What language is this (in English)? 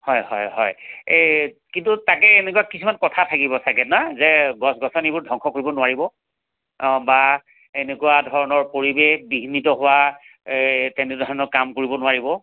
Assamese